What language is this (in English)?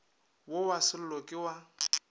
Northern Sotho